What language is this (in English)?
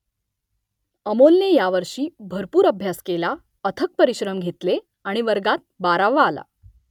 Marathi